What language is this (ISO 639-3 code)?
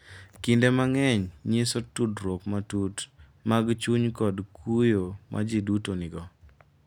luo